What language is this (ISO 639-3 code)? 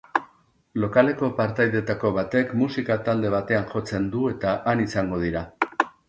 eus